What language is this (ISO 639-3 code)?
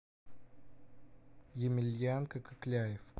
rus